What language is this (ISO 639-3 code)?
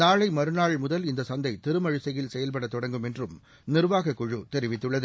tam